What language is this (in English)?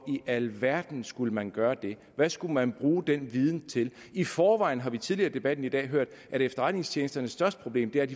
Danish